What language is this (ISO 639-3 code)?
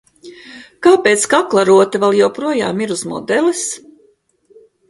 lav